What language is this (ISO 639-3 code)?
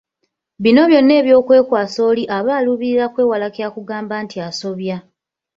lug